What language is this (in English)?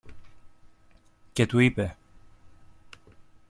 Greek